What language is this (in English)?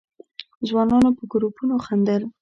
Pashto